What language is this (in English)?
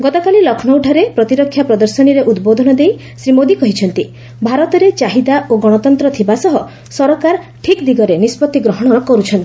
Odia